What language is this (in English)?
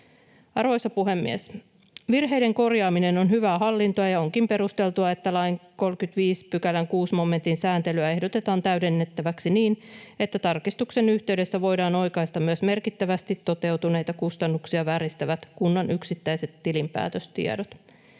Finnish